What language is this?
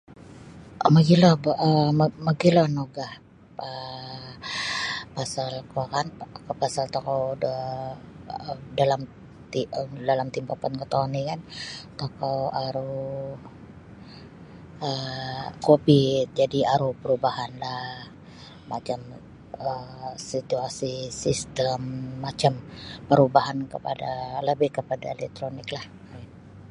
Sabah Bisaya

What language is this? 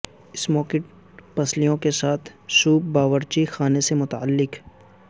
Urdu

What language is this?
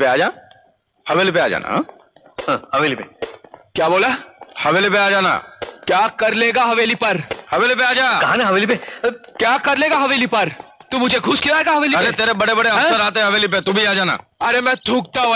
Hindi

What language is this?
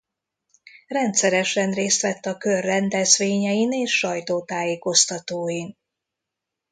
Hungarian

